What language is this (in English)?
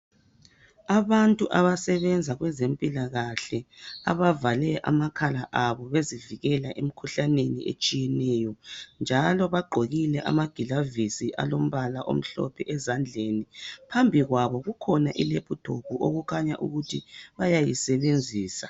North Ndebele